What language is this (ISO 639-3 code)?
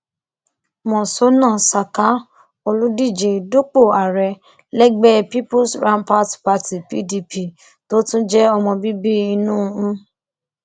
yor